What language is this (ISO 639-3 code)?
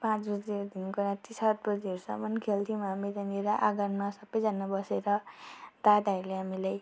nep